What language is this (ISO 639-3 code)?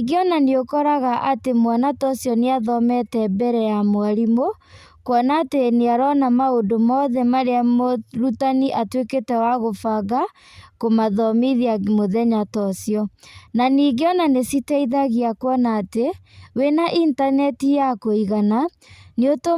kik